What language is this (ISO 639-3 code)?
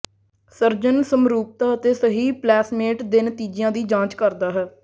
pan